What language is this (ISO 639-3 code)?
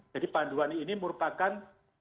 ind